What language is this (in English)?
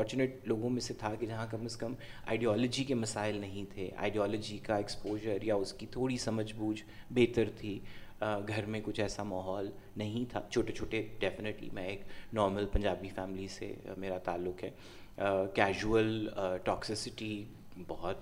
Urdu